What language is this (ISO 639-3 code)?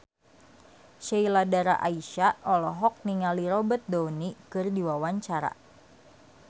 sun